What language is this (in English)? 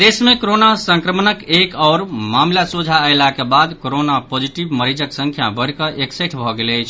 Maithili